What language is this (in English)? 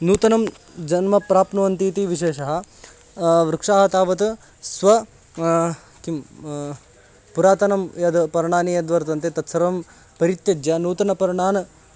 Sanskrit